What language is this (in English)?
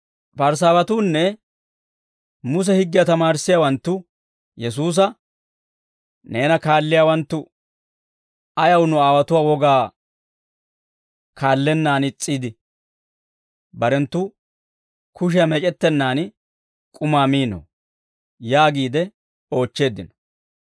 Dawro